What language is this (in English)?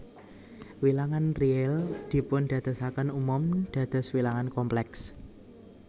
Javanese